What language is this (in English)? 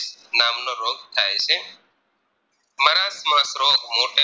Gujarati